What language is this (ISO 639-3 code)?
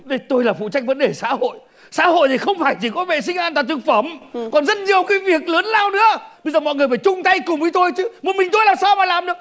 vie